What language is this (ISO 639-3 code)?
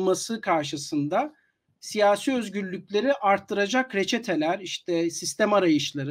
tur